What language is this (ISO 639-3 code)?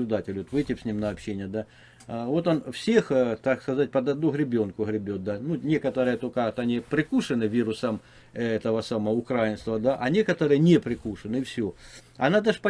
rus